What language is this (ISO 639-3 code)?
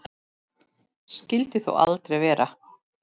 isl